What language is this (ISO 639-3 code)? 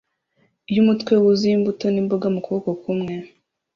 kin